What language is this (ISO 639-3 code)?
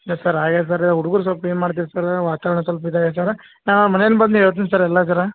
kan